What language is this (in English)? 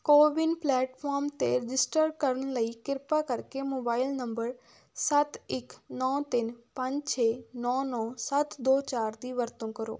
Punjabi